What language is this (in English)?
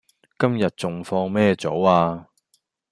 Cantonese